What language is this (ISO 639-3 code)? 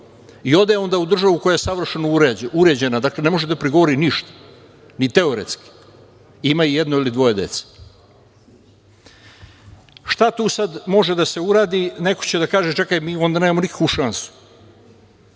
srp